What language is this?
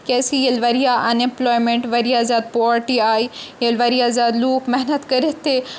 Kashmiri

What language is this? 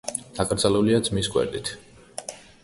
Georgian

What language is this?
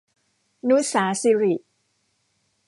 Thai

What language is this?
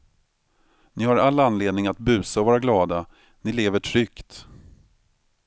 Swedish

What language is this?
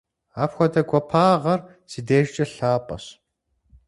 Kabardian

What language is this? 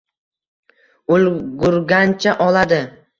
Uzbek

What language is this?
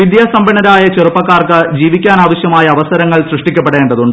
Malayalam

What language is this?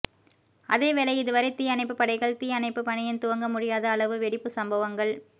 Tamil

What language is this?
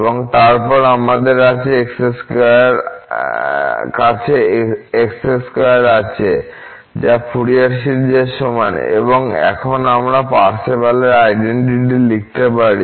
Bangla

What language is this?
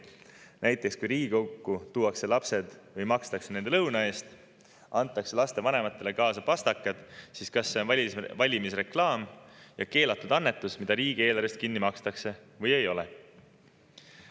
Estonian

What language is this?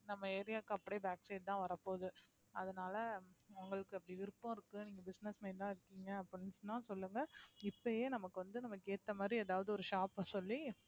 Tamil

